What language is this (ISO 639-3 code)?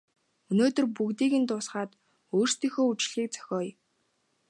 mon